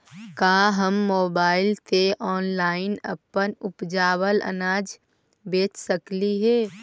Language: Magahi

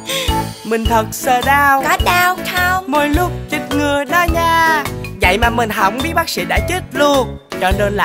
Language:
Vietnamese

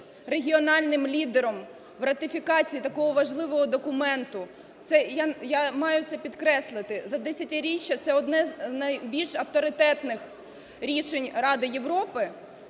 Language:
Ukrainian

